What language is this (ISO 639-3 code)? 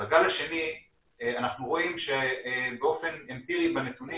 heb